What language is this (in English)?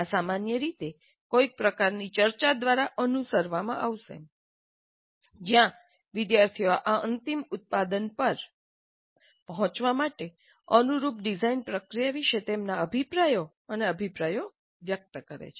Gujarati